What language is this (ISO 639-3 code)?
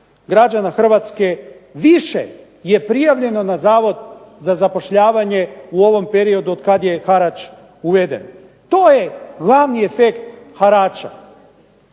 hrv